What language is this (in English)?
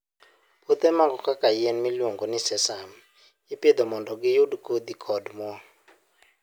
Luo (Kenya and Tanzania)